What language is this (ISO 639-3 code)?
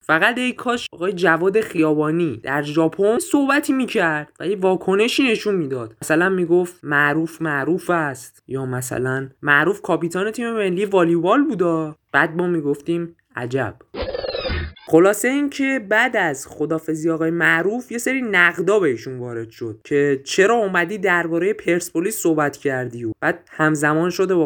fas